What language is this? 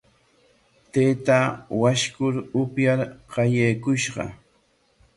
Corongo Ancash Quechua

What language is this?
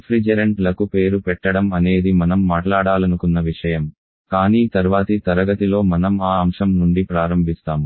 Telugu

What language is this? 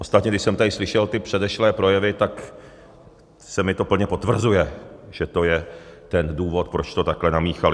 Czech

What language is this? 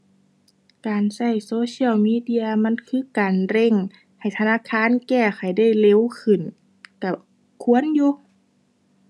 Thai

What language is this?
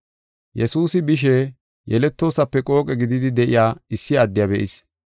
Gofa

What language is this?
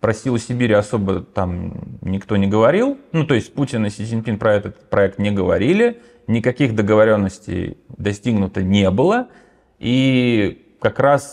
Russian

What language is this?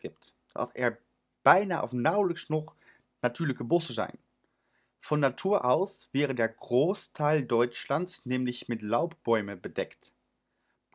Dutch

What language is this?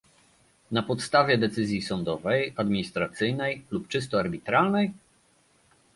Polish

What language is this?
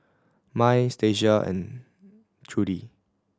English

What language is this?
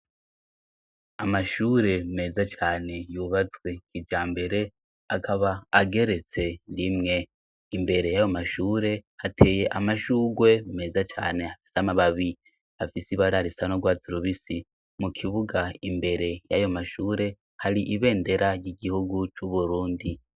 Rundi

